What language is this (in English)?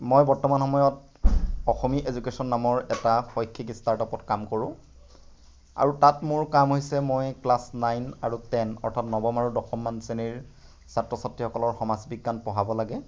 Assamese